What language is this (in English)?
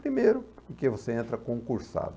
Portuguese